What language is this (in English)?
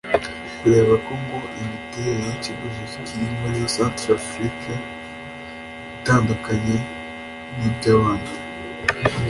Kinyarwanda